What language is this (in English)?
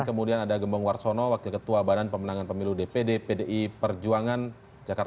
Indonesian